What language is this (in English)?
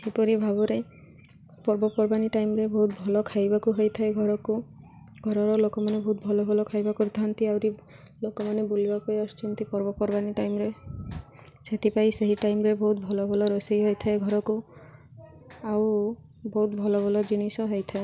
Odia